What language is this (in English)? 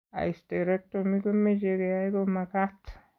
Kalenjin